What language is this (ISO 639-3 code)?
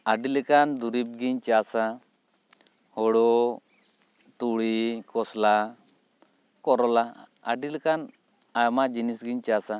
sat